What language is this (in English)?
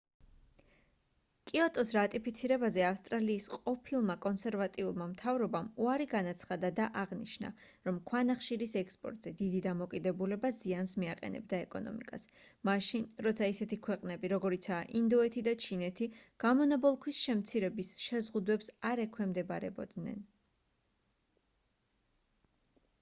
Georgian